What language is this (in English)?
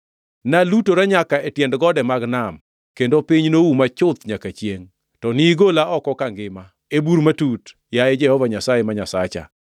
Luo (Kenya and Tanzania)